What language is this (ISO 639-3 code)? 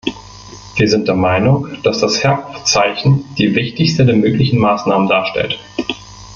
deu